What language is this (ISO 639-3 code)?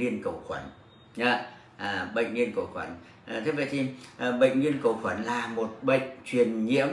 vie